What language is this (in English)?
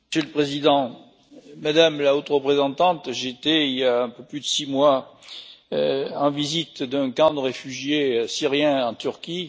French